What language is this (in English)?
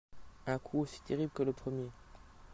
French